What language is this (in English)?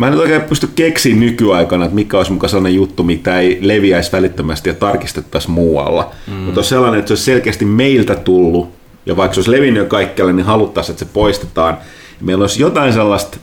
Finnish